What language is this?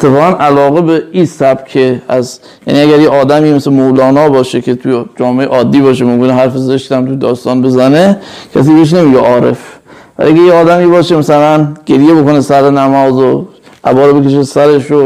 Persian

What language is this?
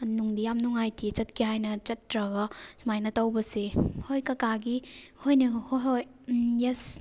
Manipuri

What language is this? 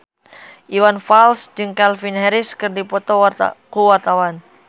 Sundanese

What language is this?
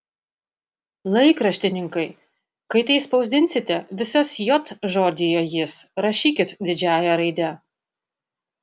Lithuanian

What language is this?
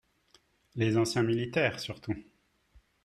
French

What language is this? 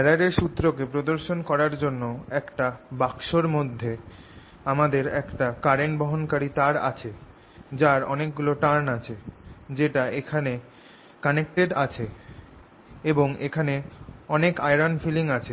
Bangla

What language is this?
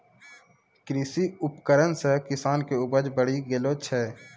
Maithili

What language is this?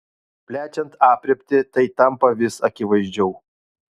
Lithuanian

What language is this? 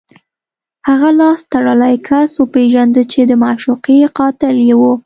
Pashto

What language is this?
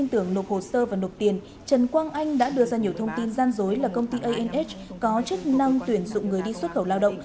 Vietnamese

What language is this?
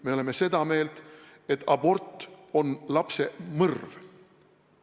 Estonian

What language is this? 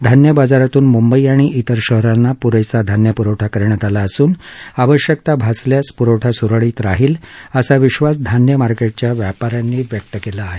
Marathi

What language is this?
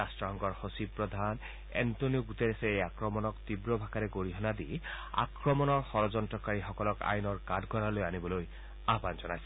Assamese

